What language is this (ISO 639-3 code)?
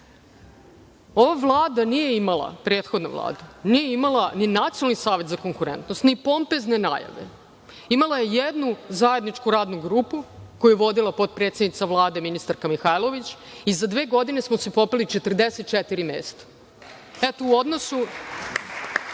srp